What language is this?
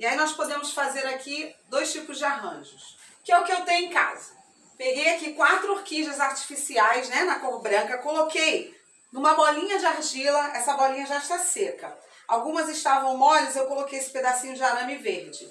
Portuguese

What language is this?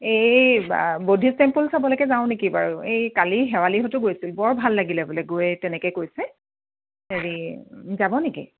Assamese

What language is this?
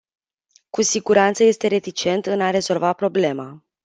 Romanian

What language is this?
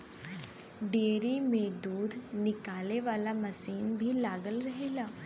Bhojpuri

